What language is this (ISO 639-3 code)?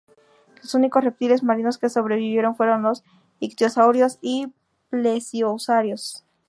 spa